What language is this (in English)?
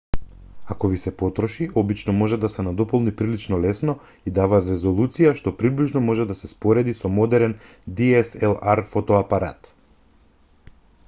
Macedonian